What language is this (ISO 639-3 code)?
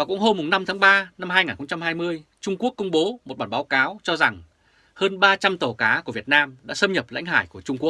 vie